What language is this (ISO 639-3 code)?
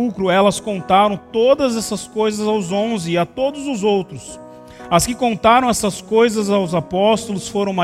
por